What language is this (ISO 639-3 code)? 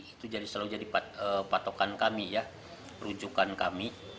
ind